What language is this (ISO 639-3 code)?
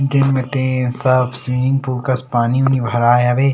hne